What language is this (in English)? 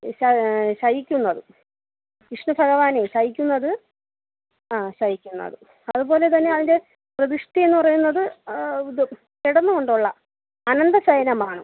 Malayalam